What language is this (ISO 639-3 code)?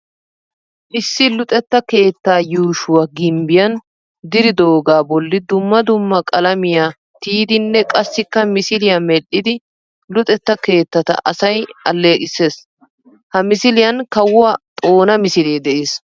wal